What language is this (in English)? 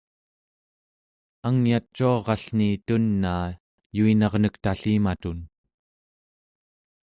Central Yupik